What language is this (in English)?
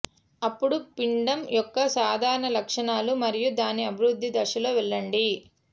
Telugu